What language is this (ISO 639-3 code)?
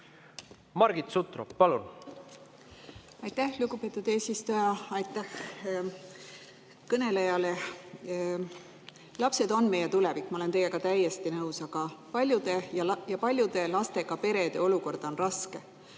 est